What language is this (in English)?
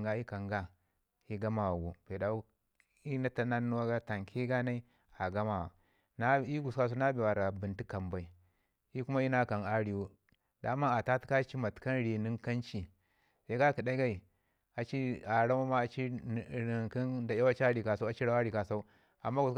Ngizim